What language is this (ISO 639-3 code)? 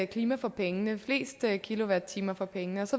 dan